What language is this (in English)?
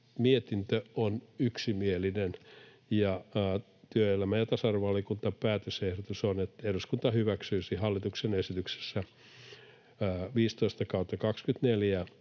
Finnish